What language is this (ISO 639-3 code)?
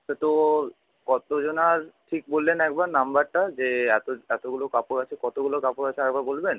ben